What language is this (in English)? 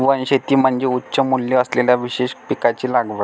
Marathi